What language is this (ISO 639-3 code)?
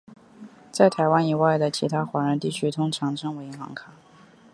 zho